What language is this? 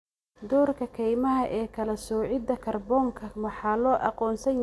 Somali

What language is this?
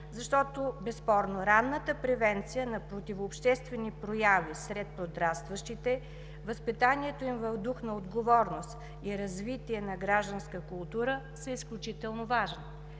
Bulgarian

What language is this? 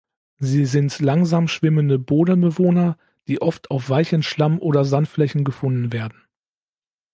German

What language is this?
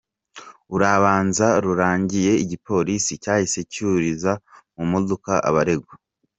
Kinyarwanda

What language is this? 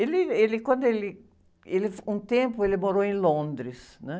Portuguese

